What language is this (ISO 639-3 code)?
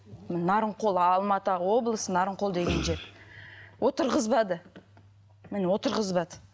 kaz